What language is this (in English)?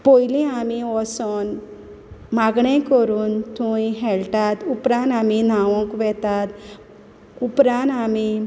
Konkani